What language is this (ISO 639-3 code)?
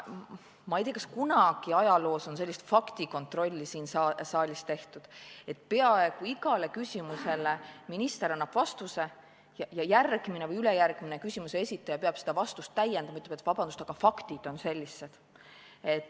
est